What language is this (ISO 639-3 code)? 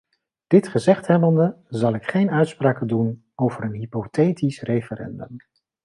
nld